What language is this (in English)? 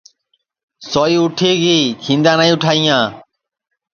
Sansi